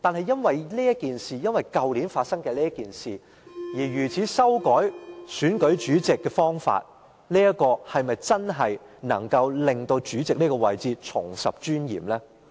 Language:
Cantonese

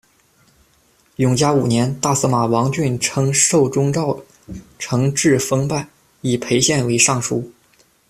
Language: Chinese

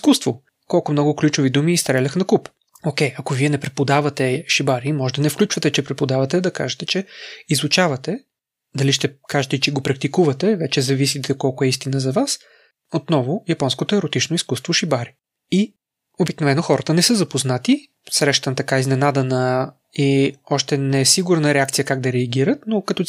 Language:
Bulgarian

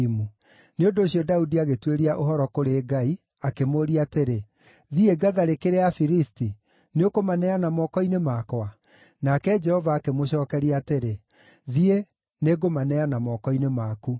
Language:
Kikuyu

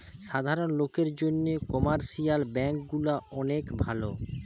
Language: Bangla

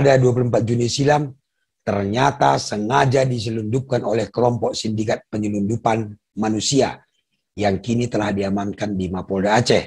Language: Indonesian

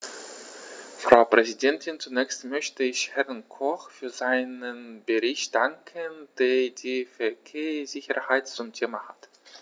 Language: German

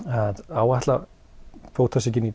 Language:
Icelandic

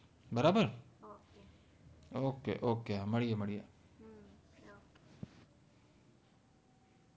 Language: Gujarati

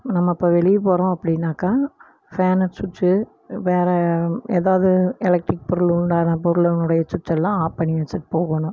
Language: Tamil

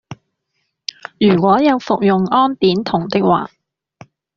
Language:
Cantonese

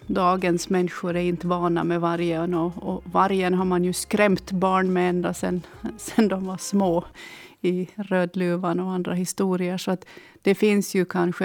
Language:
Swedish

